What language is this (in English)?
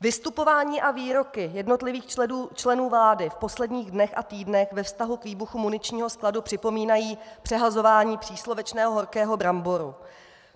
Czech